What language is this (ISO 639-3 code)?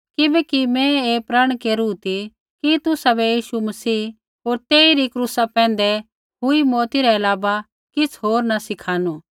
kfx